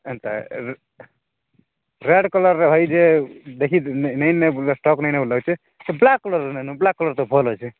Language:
Odia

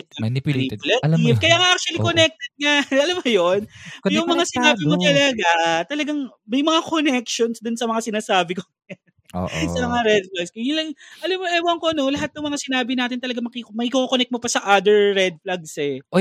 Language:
Filipino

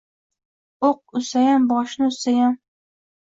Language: Uzbek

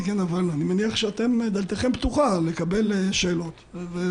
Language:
Hebrew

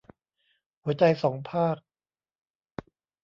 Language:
Thai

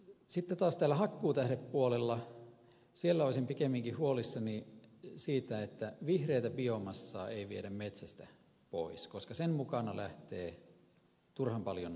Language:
Finnish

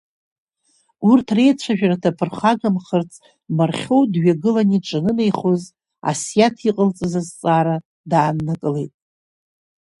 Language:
Abkhazian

